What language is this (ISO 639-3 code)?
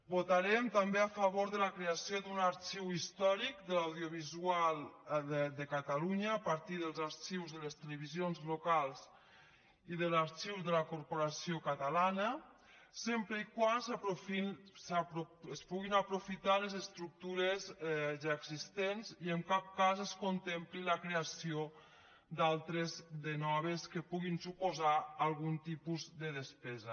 cat